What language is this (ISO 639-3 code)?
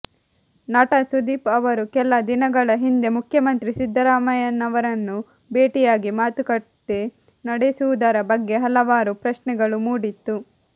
kan